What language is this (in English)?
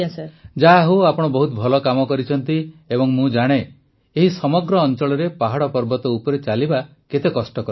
Odia